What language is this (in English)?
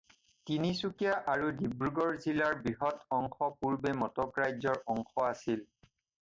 Assamese